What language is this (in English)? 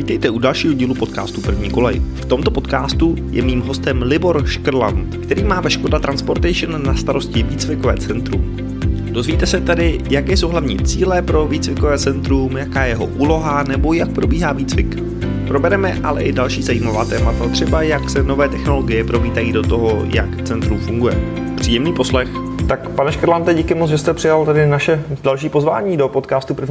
Czech